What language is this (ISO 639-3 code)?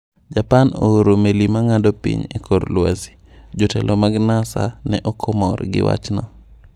luo